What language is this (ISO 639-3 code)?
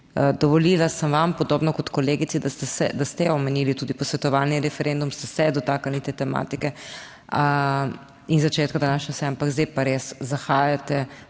slv